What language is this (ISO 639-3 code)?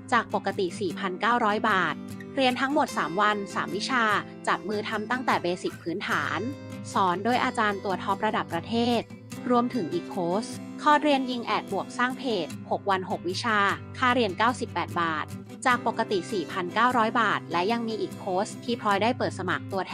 tha